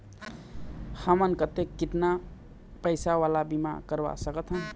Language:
Chhattisgarhi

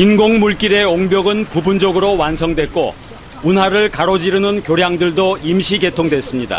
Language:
Korean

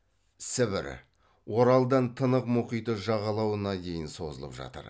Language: Kazakh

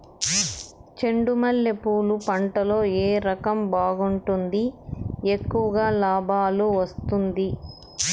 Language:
Telugu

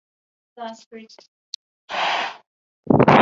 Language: Igbo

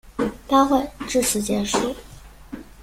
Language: Chinese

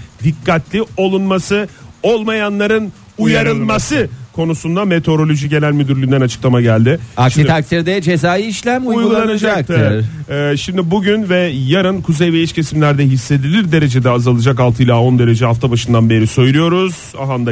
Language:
Turkish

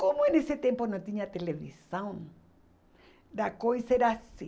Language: Portuguese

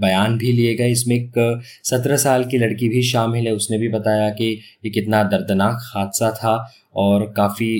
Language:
Hindi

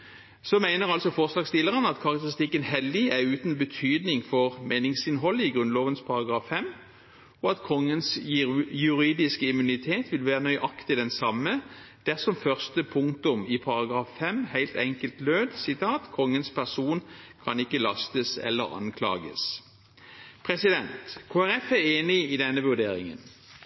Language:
Norwegian Bokmål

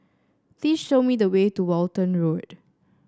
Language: English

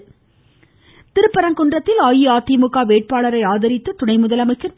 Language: Tamil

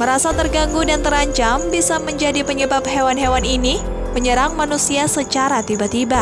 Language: Indonesian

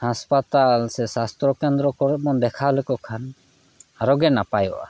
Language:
Santali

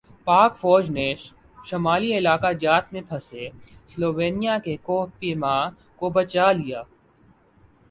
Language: Urdu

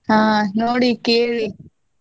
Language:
Kannada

